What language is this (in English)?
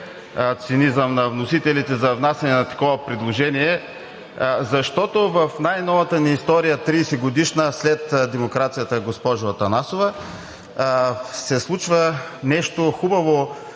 Bulgarian